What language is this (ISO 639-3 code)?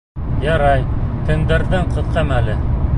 bak